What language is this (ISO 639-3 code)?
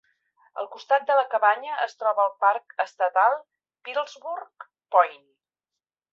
cat